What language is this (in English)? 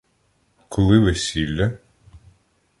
Ukrainian